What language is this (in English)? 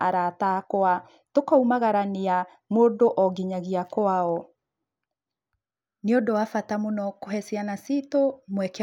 Kikuyu